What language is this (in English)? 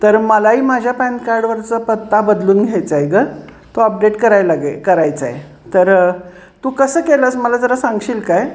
Marathi